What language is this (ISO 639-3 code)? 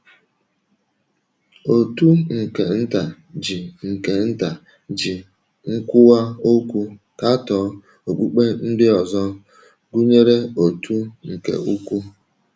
ibo